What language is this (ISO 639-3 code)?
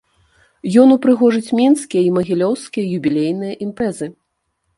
bel